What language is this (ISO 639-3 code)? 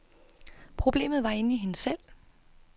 dan